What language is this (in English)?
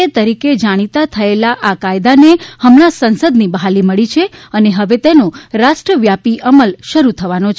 Gujarati